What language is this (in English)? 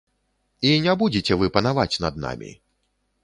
Belarusian